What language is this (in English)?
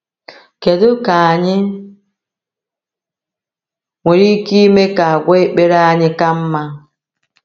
Igbo